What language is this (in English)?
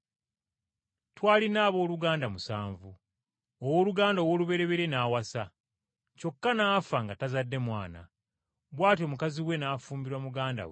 Ganda